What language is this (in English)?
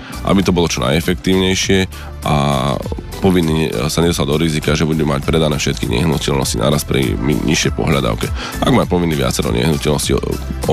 Slovak